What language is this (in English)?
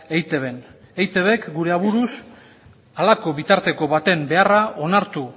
Basque